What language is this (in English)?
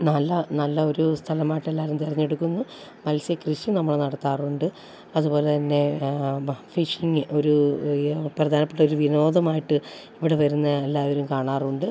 Malayalam